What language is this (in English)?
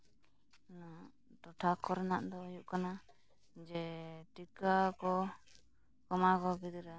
Santali